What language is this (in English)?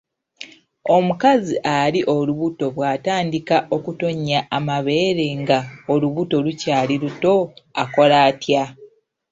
Ganda